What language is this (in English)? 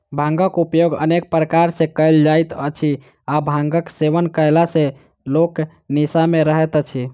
Maithili